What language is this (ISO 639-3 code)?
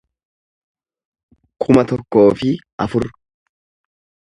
orm